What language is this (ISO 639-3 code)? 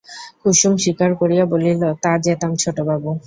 ben